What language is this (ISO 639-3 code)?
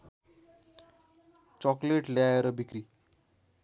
nep